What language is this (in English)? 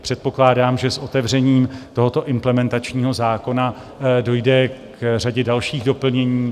Czech